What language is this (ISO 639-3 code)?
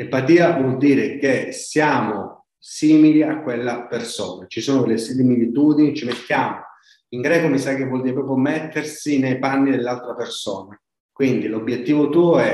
ita